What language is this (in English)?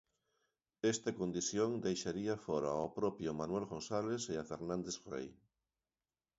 Galician